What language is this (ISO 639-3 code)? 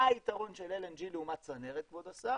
heb